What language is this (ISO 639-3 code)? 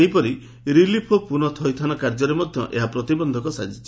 ori